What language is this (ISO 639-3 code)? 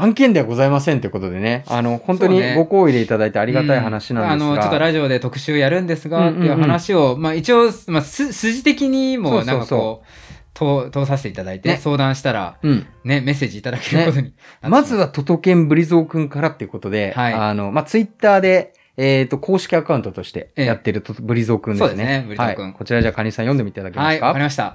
jpn